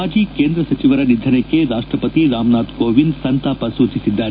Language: Kannada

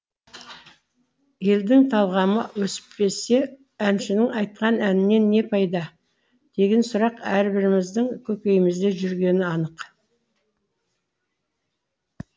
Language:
Kazakh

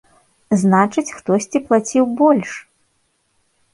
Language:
Belarusian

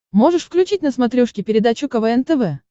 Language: Russian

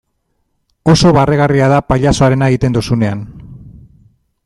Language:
Basque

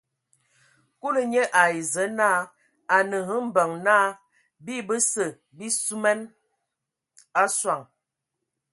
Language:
Ewondo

